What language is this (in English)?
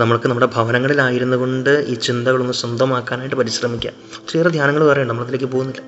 Malayalam